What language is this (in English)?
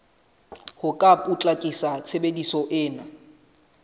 Southern Sotho